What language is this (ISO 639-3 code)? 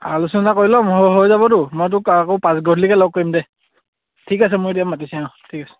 asm